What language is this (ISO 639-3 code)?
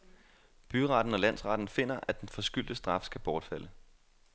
dan